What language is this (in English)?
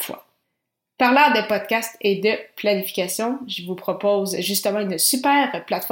French